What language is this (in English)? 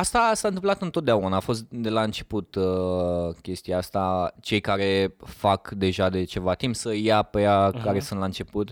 Romanian